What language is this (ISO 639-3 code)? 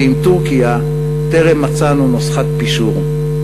heb